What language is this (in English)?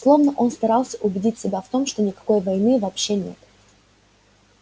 Russian